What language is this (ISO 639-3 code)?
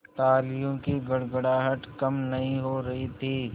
hin